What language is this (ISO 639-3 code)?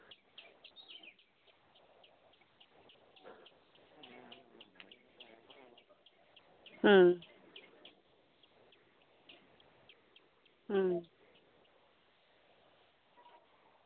sat